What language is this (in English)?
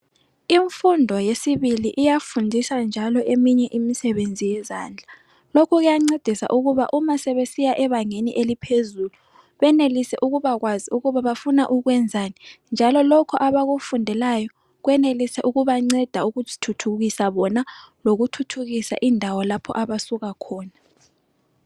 North Ndebele